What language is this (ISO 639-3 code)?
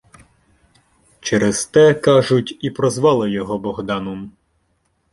ukr